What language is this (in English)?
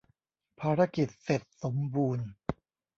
Thai